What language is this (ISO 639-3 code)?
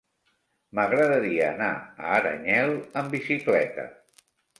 cat